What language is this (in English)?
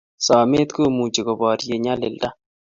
Kalenjin